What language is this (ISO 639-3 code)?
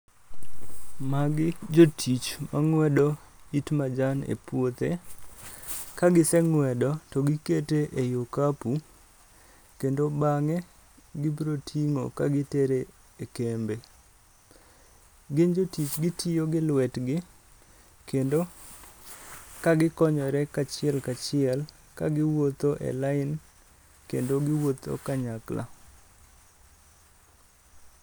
luo